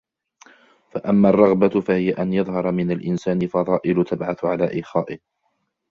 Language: Arabic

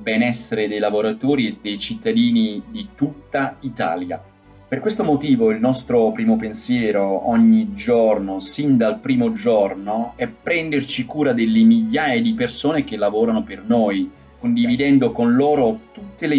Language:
Italian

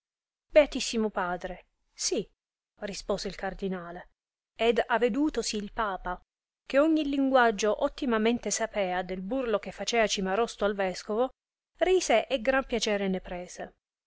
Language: Italian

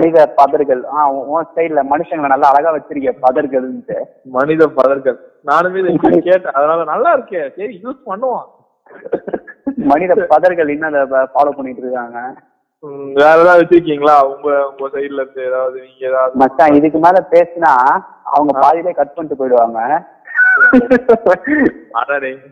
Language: Tamil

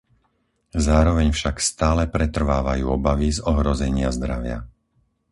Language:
Slovak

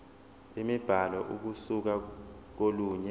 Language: Zulu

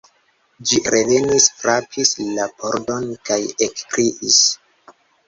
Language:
Esperanto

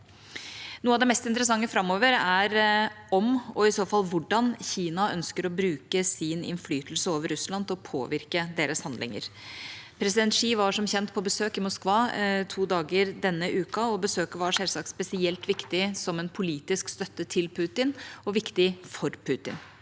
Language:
Norwegian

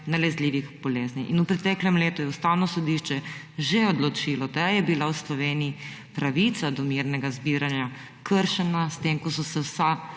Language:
Slovenian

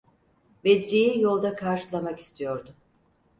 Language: Turkish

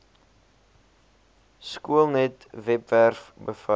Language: Afrikaans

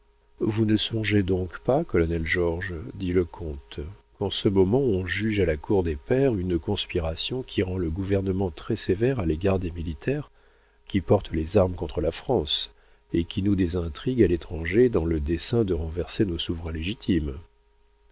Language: French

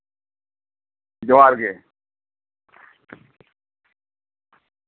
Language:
Santali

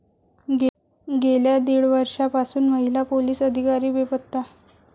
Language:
Marathi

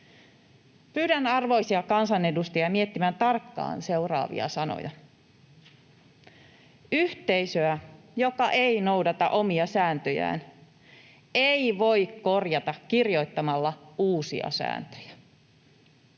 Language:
Finnish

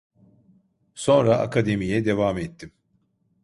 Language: Turkish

